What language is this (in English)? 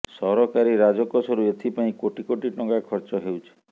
Odia